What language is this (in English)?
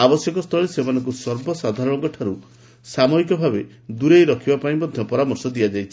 Odia